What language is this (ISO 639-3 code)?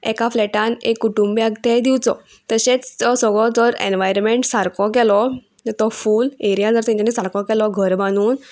kok